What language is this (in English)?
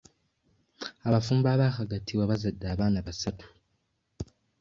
Ganda